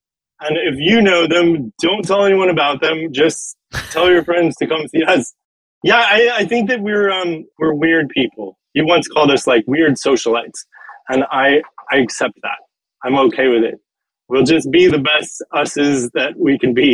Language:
English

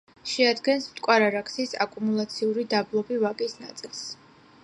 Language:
Georgian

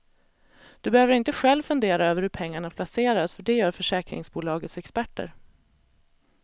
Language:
Swedish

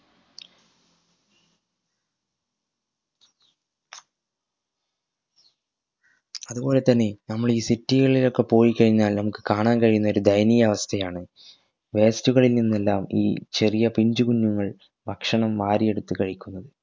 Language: Malayalam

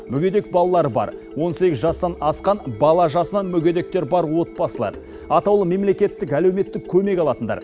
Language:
Kazakh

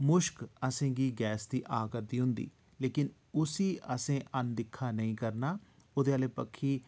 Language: Dogri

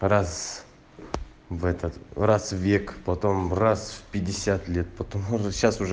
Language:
Russian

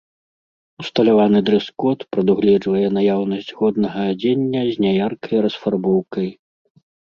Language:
Belarusian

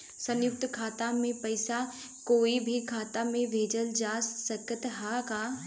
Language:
Bhojpuri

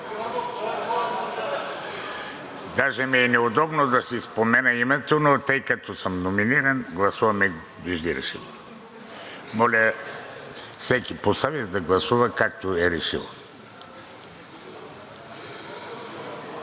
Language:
Bulgarian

